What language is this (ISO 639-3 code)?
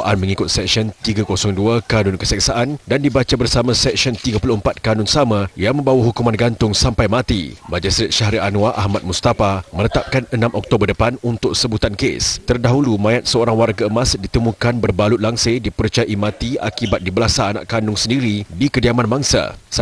msa